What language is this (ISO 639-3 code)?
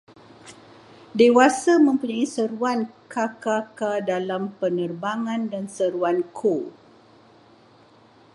msa